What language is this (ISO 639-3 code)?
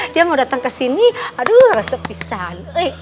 ind